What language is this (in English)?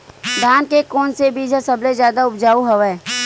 Chhattisgarhi